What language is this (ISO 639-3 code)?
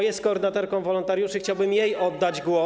pol